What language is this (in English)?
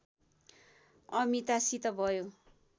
Nepali